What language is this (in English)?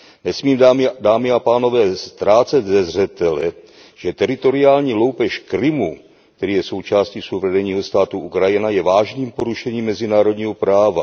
Czech